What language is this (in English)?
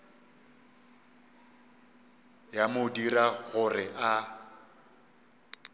Northern Sotho